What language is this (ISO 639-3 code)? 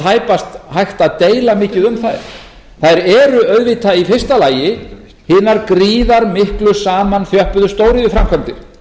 isl